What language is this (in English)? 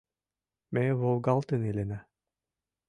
Mari